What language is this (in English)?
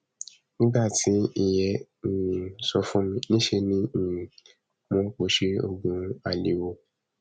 Yoruba